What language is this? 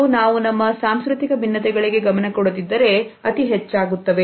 Kannada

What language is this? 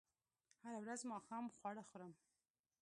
Pashto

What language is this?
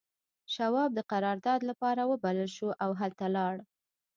Pashto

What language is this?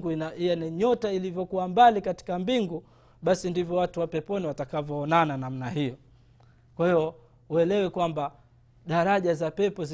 Swahili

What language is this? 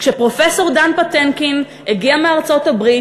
Hebrew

